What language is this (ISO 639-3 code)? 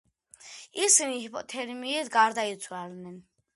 kat